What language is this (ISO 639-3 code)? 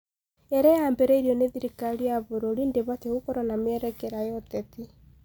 kik